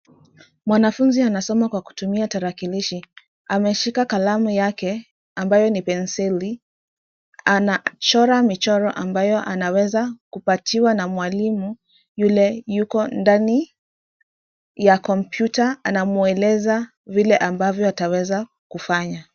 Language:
Swahili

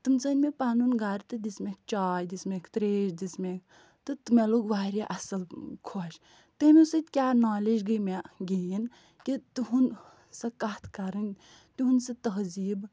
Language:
Kashmiri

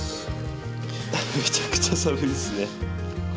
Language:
Japanese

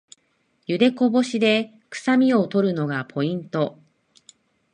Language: Japanese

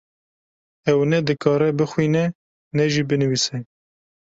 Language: Kurdish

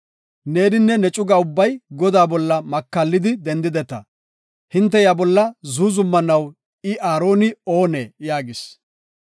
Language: Gofa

